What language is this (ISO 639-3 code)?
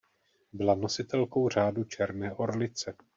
ces